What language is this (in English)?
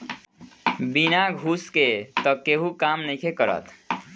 Bhojpuri